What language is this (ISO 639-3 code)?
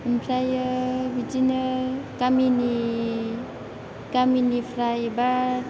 brx